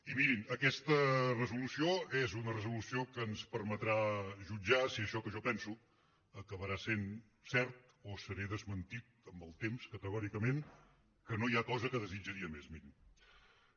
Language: Catalan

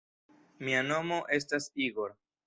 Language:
Esperanto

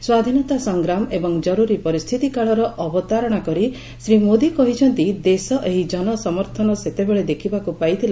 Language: Odia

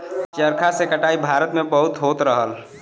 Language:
Bhojpuri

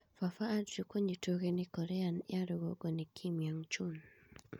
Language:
Kikuyu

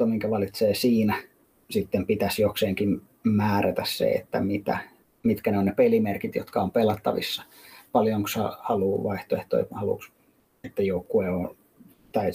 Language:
Finnish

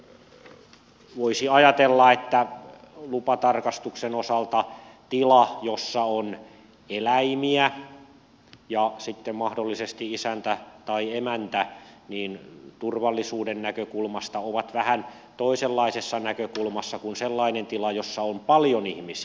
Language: Finnish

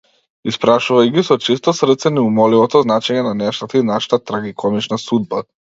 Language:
Macedonian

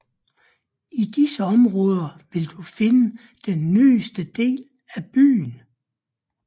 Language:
Danish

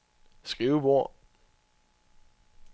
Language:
Danish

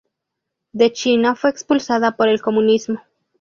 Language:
Spanish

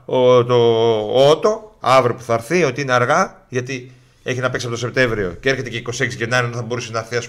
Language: Greek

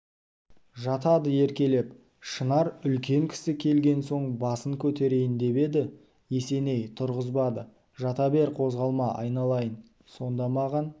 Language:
Kazakh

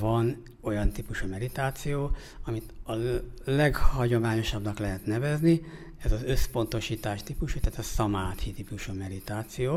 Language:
Hungarian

